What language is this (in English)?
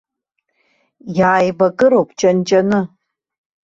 Abkhazian